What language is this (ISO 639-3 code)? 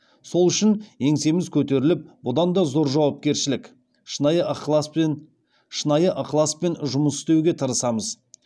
kaz